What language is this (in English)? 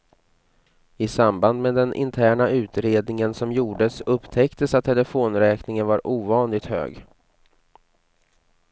Swedish